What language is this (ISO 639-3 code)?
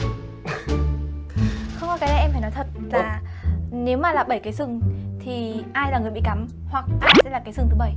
vie